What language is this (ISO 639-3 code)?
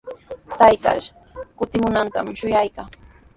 qws